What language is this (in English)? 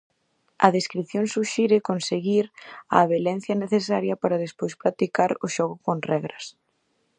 Galician